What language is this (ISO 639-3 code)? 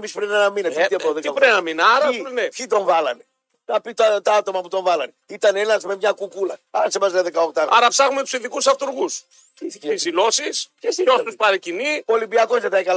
ell